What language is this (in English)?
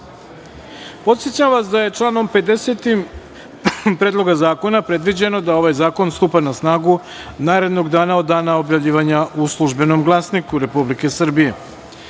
Serbian